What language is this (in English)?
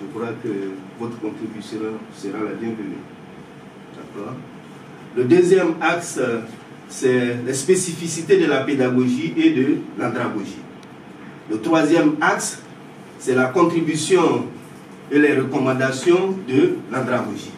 French